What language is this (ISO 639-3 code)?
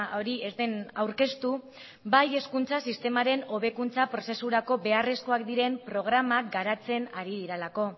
eus